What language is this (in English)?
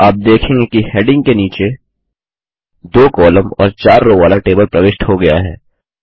Hindi